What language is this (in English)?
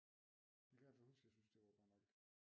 Danish